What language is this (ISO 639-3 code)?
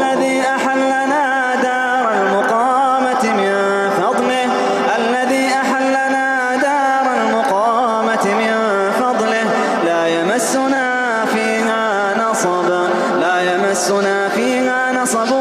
ara